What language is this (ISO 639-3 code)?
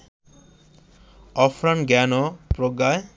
ben